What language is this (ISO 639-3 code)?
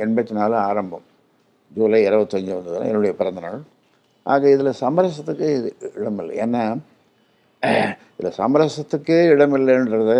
tam